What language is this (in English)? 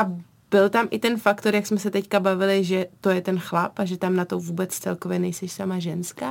Czech